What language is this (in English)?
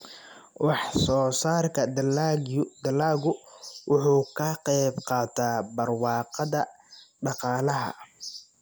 Somali